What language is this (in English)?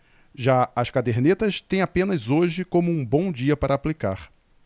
Portuguese